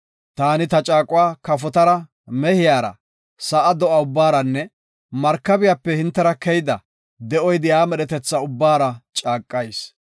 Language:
Gofa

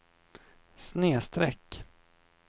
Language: Swedish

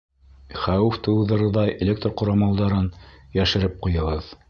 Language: Bashkir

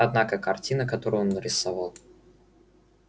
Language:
Russian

